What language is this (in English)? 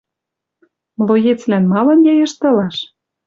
Western Mari